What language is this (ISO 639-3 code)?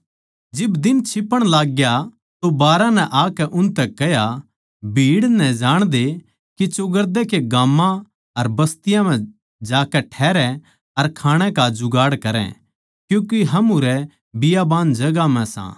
bgc